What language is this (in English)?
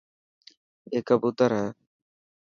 Dhatki